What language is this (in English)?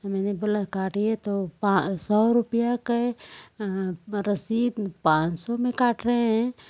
Hindi